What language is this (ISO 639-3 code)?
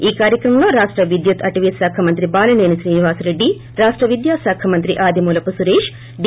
tel